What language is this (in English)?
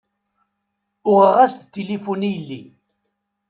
Kabyle